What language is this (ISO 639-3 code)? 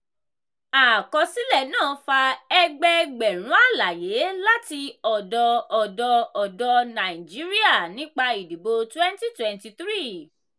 yor